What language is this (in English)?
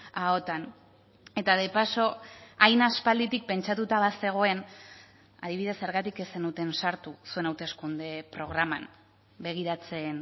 Basque